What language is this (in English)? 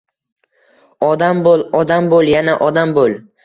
Uzbek